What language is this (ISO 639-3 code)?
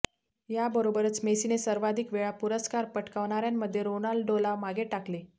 mar